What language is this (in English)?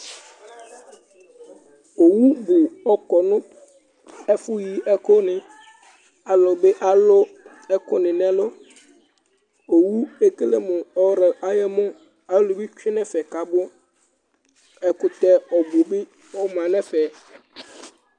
Ikposo